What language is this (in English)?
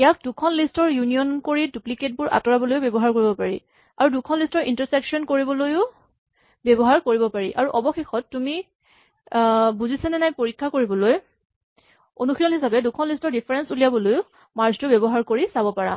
Assamese